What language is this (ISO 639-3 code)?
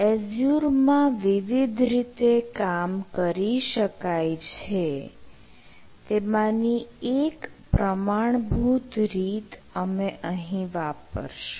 guj